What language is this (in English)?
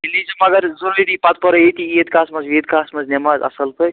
Kashmiri